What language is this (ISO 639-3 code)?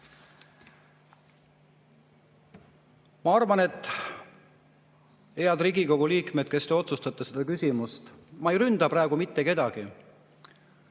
est